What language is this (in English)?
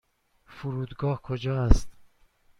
Persian